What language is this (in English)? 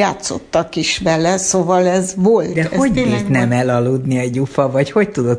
Hungarian